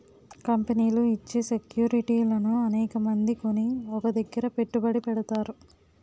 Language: Telugu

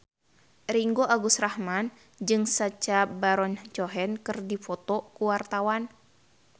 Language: Sundanese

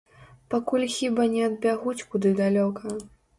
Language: Belarusian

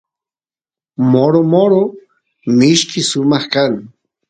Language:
Santiago del Estero Quichua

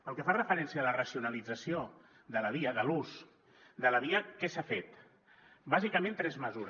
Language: Catalan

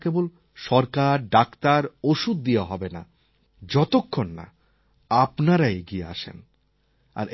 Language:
Bangla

